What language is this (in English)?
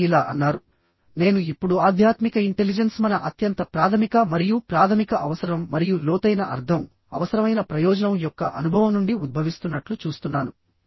Telugu